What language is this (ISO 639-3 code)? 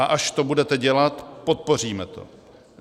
ces